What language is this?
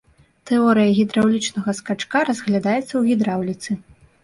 Belarusian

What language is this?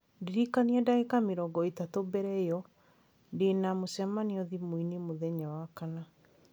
Kikuyu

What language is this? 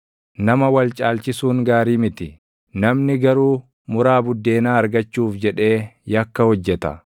Oromo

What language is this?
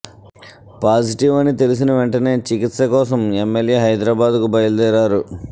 Telugu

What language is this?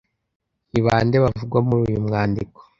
Kinyarwanda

